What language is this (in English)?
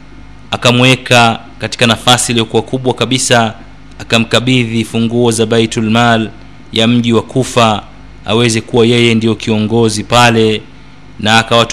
Swahili